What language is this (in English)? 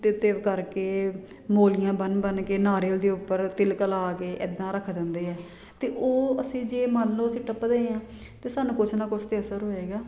Punjabi